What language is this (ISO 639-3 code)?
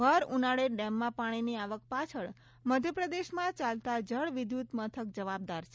guj